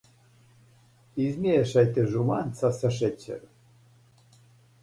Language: Serbian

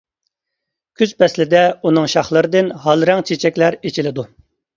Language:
Uyghur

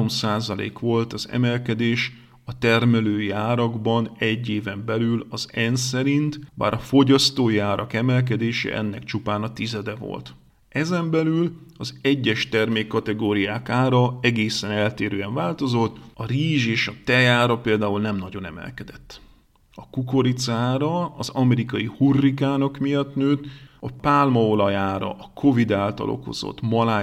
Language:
Hungarian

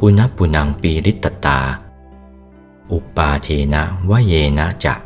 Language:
Thai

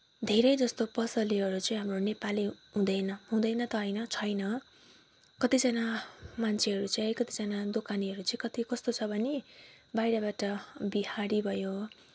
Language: Nepali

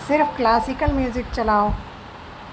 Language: Urdu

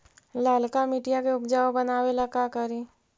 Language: Magahi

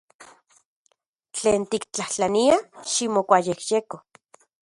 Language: Central Puebla Nahuatl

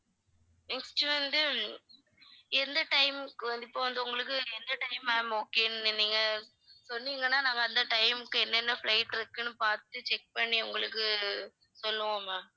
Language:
Tamil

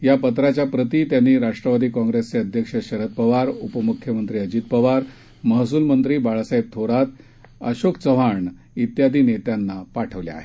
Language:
Marathi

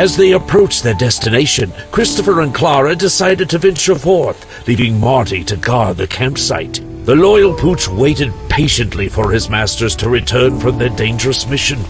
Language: English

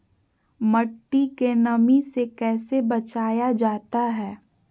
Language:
Magahi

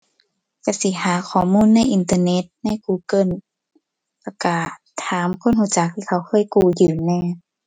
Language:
Thai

